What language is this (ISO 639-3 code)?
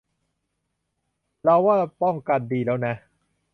tha